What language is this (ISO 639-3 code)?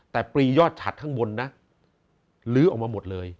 tha